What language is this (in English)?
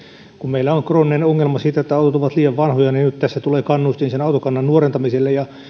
Finnish